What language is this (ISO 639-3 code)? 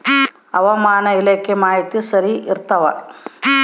kan